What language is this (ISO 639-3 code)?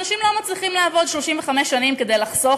heb